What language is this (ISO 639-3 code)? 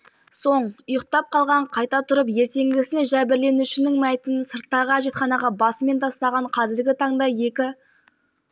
kaz